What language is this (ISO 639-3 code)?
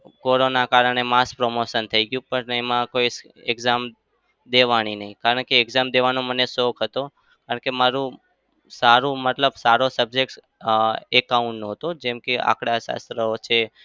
guj